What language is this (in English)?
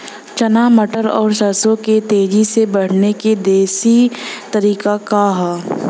Bhojpuri